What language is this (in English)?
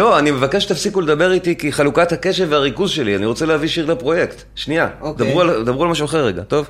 Hebrew